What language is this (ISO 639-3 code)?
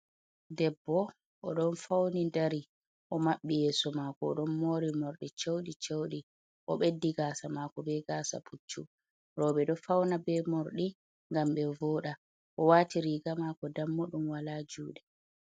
ful